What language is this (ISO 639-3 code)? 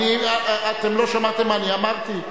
heb